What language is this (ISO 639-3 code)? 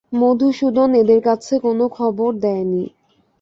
ben